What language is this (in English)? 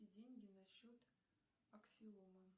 Russian